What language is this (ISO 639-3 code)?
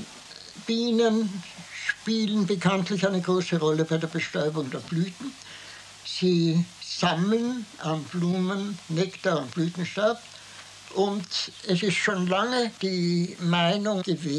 deu